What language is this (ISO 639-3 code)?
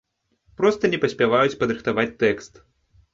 bel